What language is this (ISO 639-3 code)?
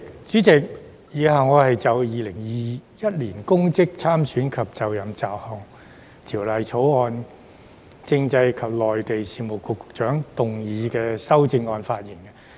yue